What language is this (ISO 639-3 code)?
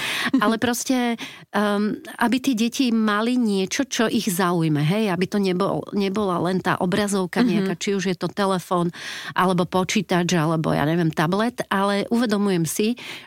slk